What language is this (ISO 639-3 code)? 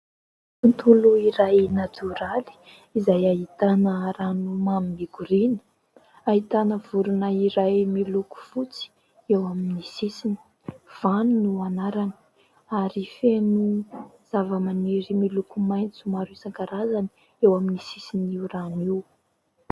mlg